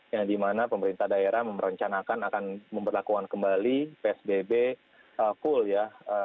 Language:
Indonesian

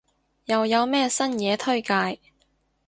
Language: Cantonese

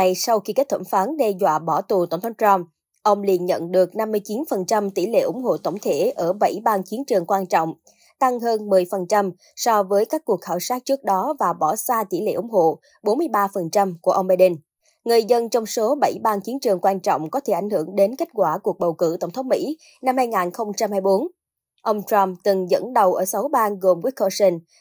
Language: Vietnamese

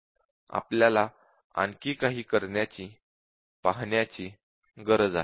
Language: Marathi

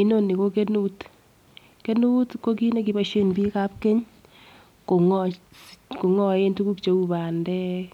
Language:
Kalenjin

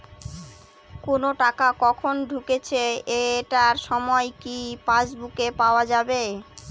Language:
Bangla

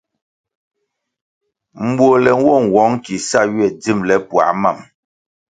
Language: Kwasio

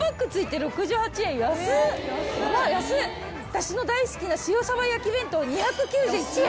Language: Japanese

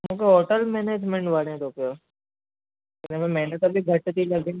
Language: Sindhi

